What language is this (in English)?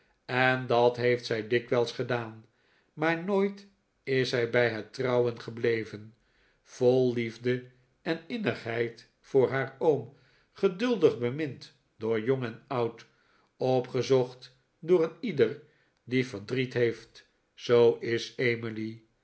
Dutch